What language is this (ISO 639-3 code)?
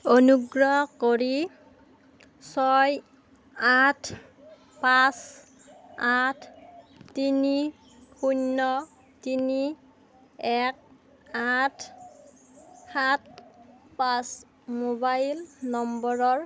asm